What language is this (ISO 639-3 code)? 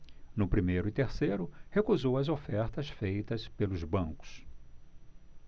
por